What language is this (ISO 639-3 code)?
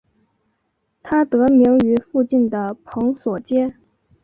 zho